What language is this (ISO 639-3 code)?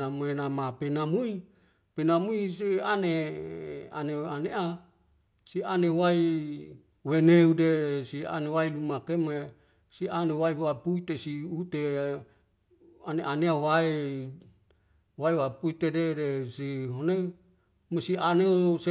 weo